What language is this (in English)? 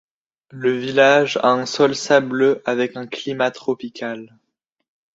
French